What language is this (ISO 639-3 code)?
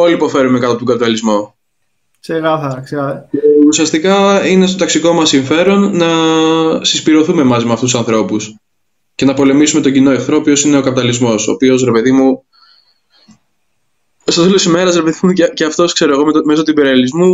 ell